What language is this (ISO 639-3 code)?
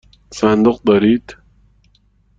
fas